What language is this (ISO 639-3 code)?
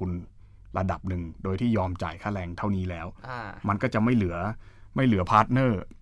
tha